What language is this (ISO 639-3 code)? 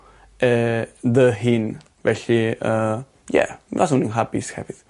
cym